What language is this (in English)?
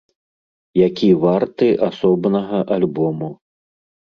Belarusian